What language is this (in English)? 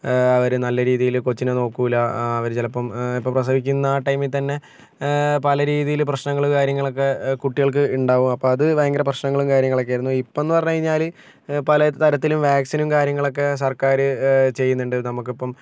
Malayalam